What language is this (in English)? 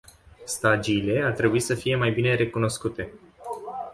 Romanian